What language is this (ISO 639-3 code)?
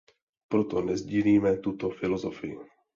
ces